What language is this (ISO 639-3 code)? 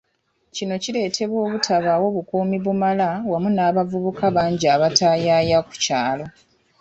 lug